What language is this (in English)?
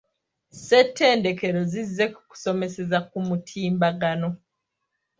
Ganda